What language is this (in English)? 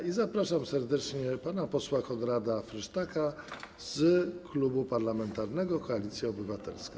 Polish